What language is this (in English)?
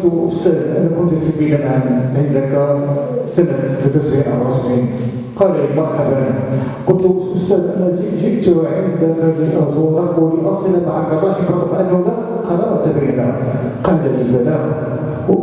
Arabic